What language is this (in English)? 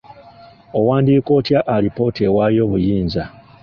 Ganda